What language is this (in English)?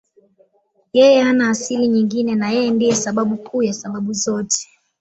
Swahili